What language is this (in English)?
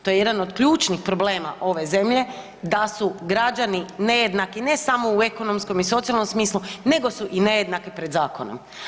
Croatian